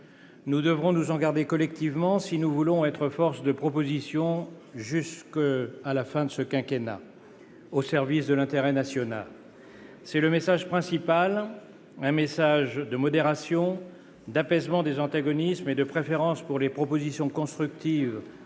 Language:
French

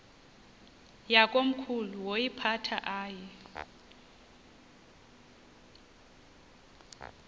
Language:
Xhosa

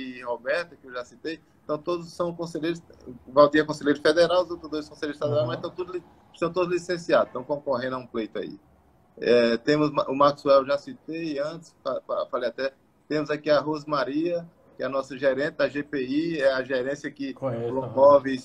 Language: Portuguese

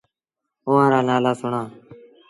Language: Sindhi Bhil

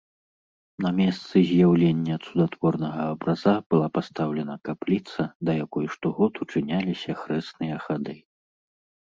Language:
Belarusian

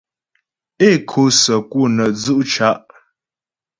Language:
Ghomala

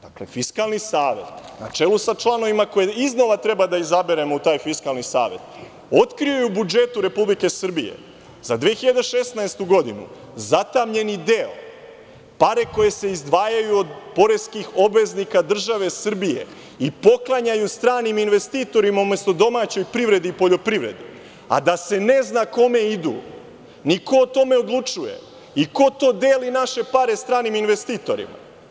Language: Serbian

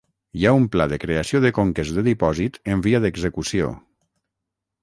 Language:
Catalan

